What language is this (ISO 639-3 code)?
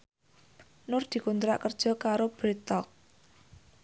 jav